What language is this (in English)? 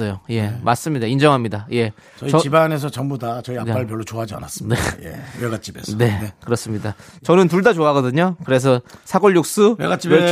Korean